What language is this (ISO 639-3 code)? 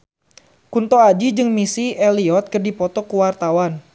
sun